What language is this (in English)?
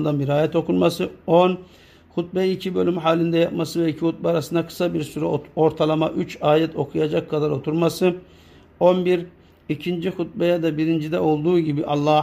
Turkish